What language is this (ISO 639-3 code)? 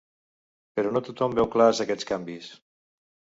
cat